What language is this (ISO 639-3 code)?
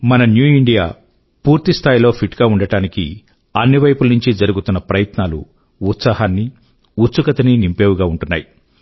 tel